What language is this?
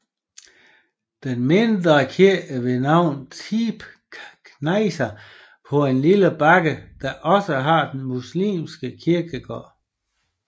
Danish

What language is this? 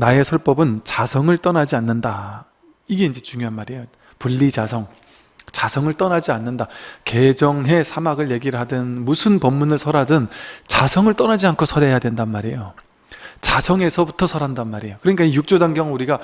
Korean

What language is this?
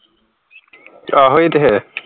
Punjabi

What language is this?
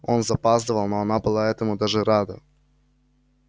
Russian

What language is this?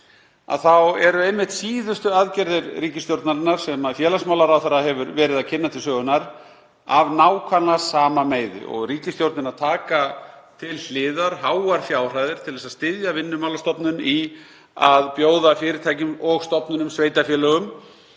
Icelandic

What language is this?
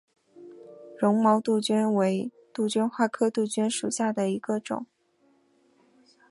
Chinese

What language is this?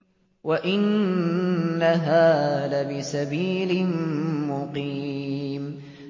Arabic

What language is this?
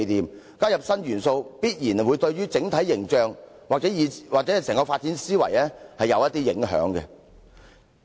Cantonese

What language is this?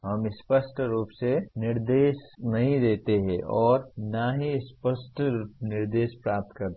Hindi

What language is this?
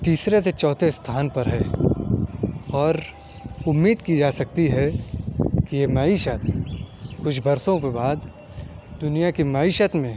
Urdu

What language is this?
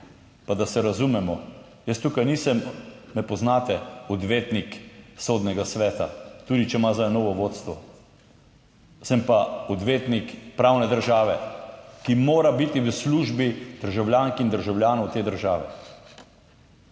Slovenian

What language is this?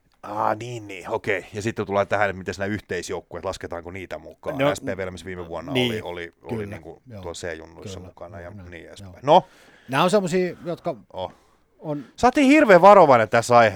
Finnish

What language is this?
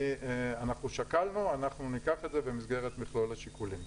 Hebrew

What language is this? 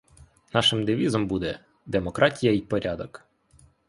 Ukrainian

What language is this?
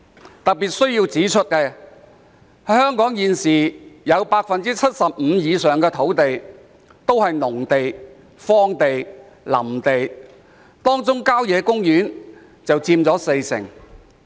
Cantonese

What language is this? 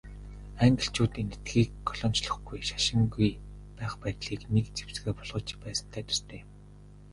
Mongolian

